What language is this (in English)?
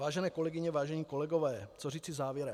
Czech